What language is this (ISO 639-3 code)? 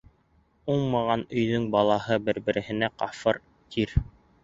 bak